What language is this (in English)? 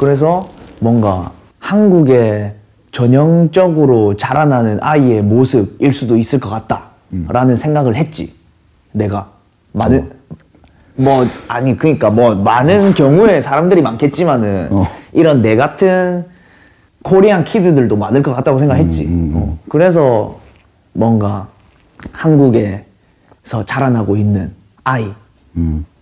Korean